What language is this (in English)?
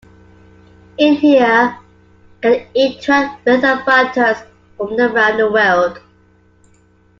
English